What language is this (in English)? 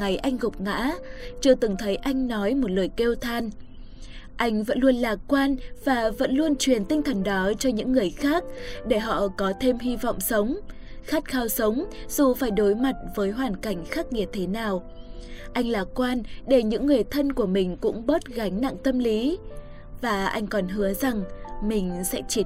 Vietnamese